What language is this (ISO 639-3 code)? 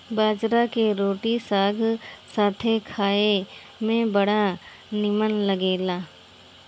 bho